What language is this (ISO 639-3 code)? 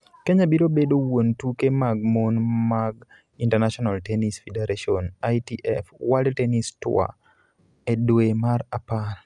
luo